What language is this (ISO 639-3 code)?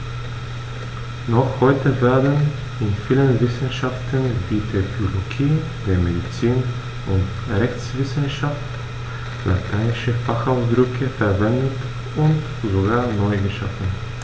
deu